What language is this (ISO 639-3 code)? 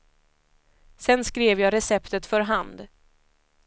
swe